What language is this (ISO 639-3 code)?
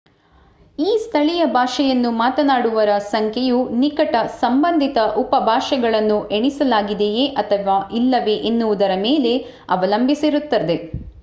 kan